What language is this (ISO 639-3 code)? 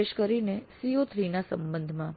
guj